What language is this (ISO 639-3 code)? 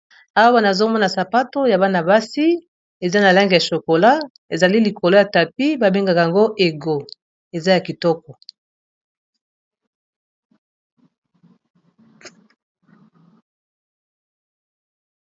lin